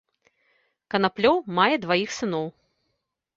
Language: Belarusian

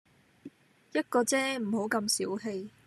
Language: Cantonese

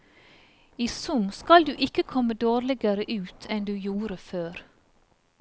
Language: Norwegian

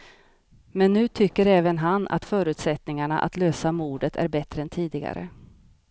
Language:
Swedish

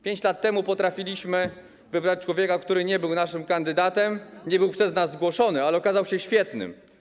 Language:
Polish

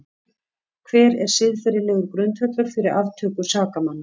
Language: Icelandic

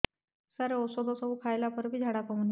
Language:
Odia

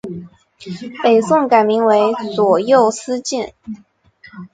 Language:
Chinese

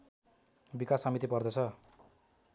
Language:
Nepali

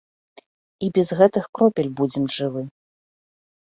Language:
Belarusian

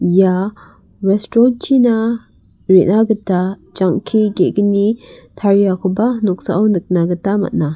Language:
Garo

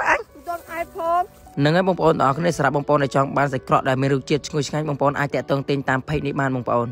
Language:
Thai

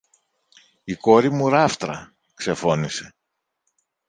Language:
Greek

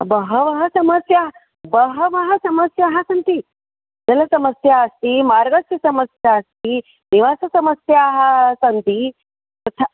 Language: Sanskrit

